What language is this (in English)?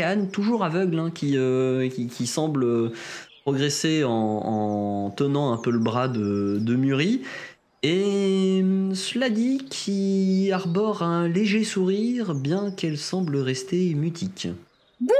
French